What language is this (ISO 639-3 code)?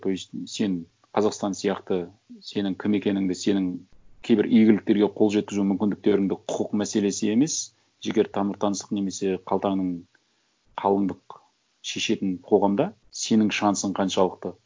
kaz